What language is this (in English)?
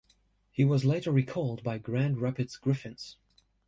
English